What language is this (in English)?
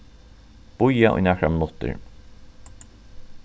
Faroese